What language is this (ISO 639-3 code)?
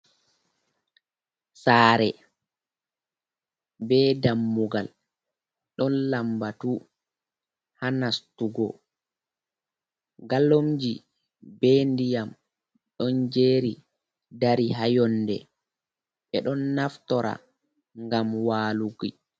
ful